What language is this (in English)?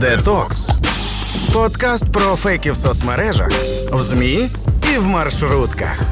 Ukrainian